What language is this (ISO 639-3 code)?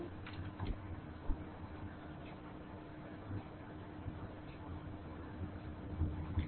ben